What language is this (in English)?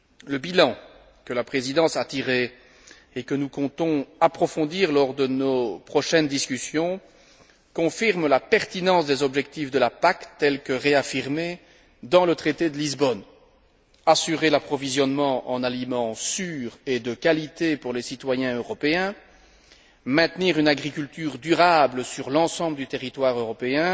French